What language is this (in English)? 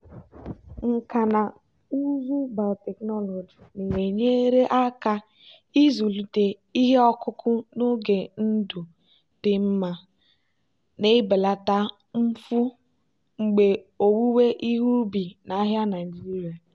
Igbo